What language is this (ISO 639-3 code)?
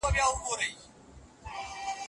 pus